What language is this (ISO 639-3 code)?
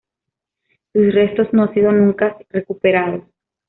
spa